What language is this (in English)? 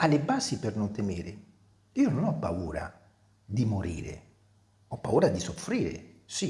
Italian